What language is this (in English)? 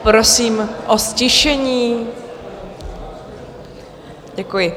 Czech